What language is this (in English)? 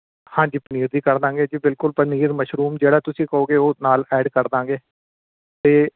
Punjabi